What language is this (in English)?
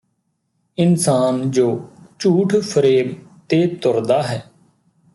Punjabi